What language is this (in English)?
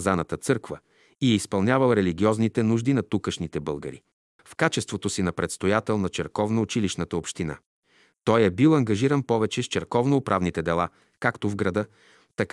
Bulgarian